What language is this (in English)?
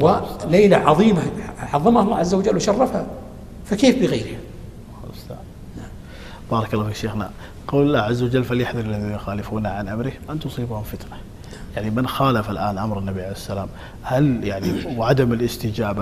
Arabic